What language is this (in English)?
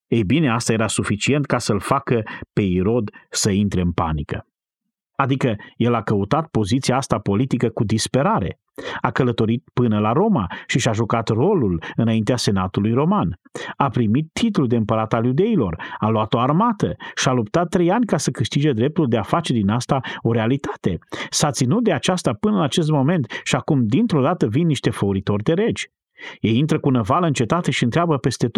Romanian